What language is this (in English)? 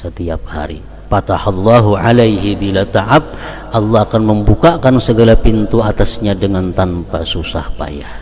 Indonesian